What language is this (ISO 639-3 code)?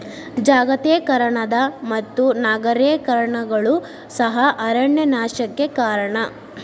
kan